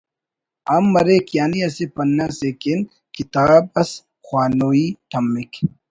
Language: Brahui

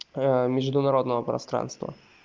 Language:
Russian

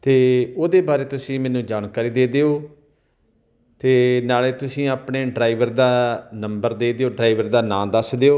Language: Punjabi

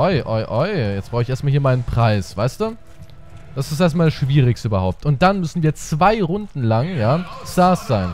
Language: German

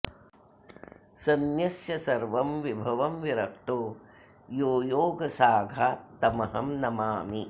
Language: Sanskrit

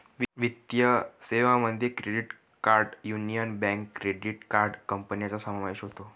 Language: Marathi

